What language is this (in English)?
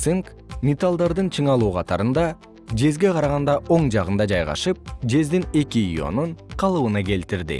Kyrgyz